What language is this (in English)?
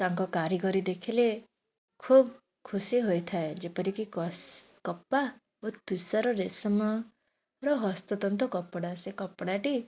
Odia